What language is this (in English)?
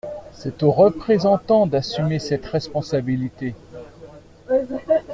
French